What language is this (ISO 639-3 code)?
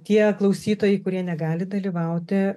lit